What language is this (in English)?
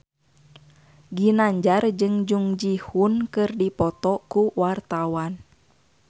Sundanese